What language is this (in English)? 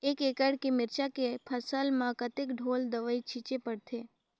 Chhattisgarhi